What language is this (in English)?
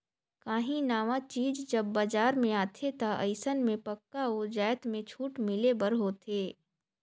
Chhattisgarhi